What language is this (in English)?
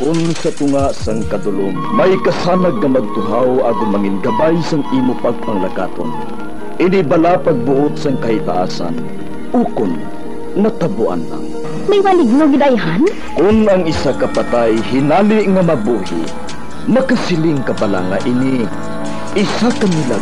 Filipino